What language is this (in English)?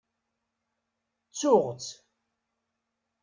Kabyle